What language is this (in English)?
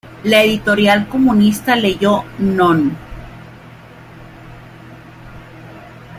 Spanish